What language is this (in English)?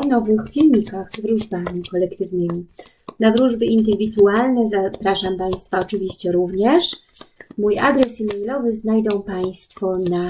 Polish